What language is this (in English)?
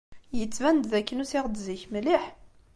Kabyle